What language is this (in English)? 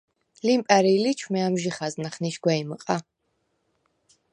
Svan